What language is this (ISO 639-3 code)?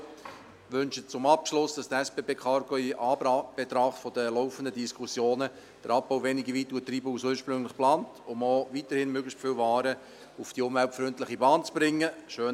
gsw